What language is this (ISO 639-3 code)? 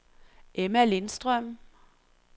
dan